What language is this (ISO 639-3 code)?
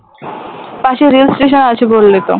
ben